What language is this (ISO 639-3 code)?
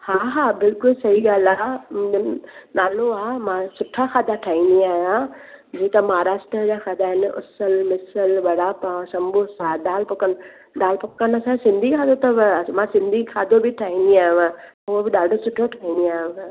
snd